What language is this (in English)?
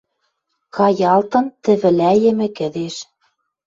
Western Mari